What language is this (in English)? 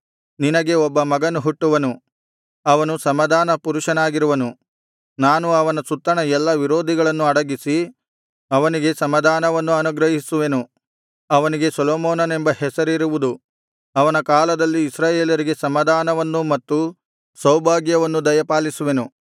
Kannada